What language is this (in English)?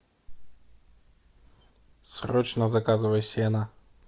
Russian